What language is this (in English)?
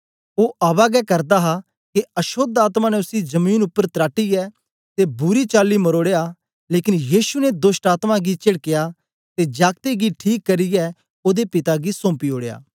Dogri